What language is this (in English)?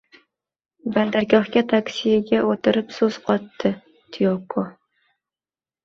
Uzbek